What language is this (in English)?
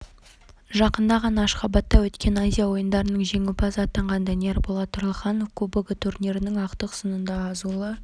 Kazakh